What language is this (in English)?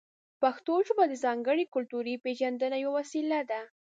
Pashto